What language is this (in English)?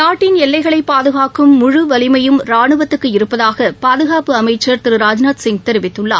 Tamil